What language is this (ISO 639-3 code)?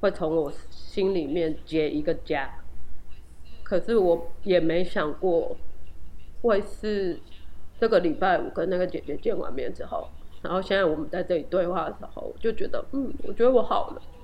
zho